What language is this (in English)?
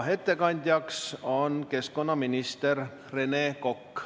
Estonian